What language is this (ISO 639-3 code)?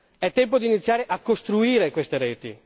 ita